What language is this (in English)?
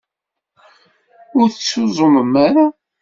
Kabyle